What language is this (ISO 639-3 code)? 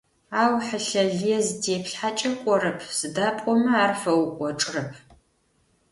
ady